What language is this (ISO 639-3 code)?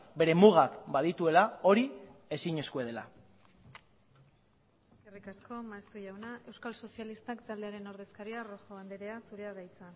eus